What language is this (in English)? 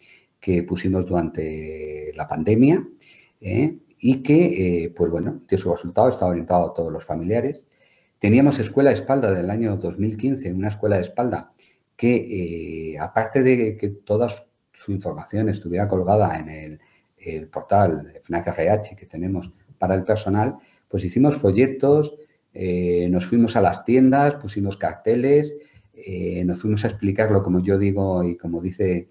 Spanish